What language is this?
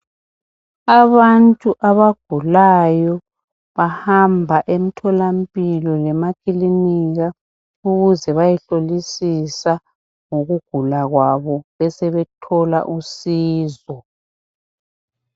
North Ndebele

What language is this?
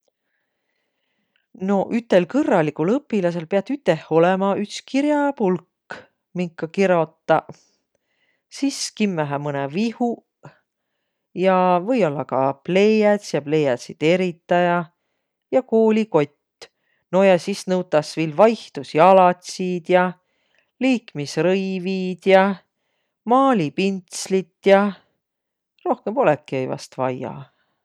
Võro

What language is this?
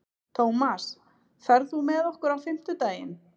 Icelandic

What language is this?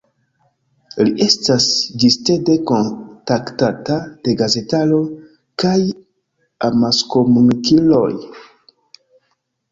Esperanto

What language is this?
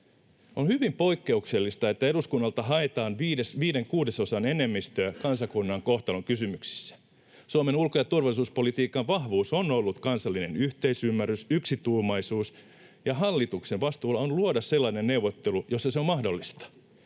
Finnish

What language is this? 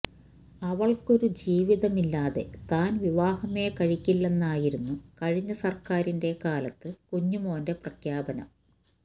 Malayalam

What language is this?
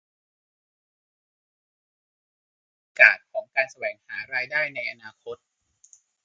Thai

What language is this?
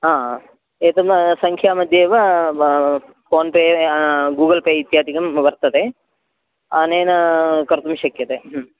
Sanskrit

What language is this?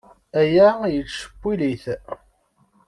Kabyle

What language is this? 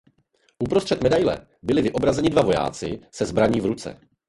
Czech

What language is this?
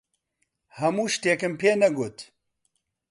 Central Kurdish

